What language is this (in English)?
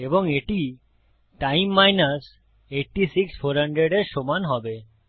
Bangla